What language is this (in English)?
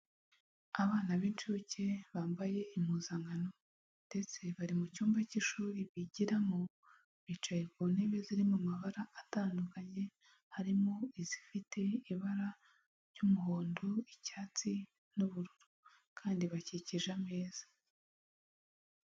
Kinyarwanda